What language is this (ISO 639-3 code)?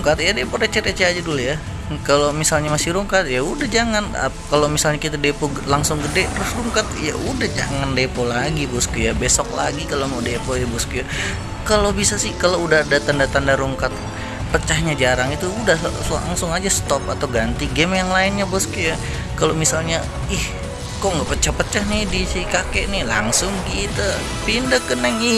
ind